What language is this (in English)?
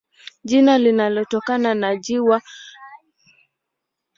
Swahili